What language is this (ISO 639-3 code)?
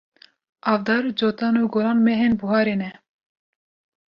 kur